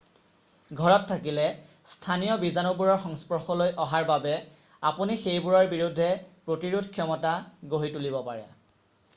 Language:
Assamese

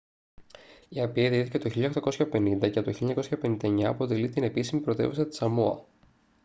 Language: Greek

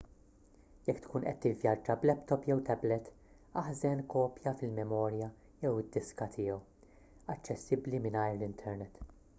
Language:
Maltese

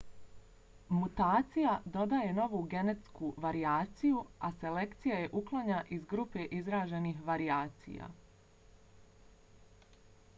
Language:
Bosnian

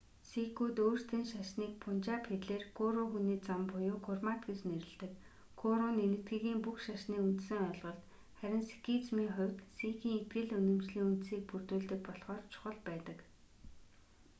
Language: Mongolian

